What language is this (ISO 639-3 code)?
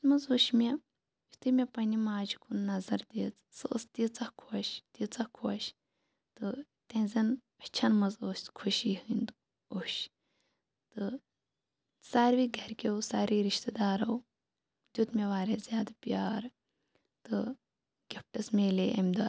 kas